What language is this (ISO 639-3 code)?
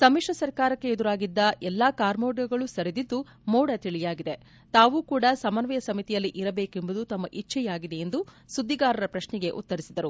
kan